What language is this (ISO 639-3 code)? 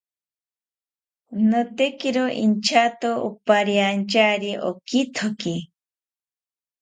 cpy